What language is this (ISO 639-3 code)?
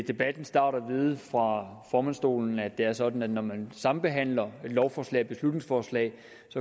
dan